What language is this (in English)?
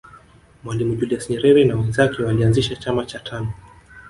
Swahili